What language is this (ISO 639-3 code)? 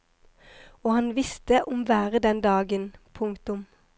nor